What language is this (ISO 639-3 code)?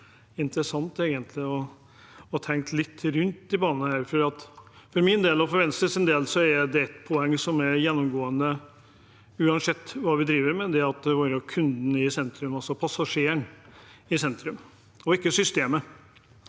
nor